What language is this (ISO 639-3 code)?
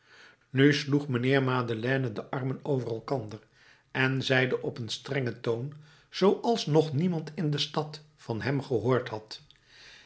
nld